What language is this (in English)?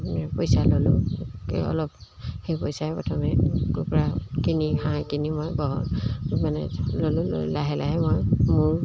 Assamese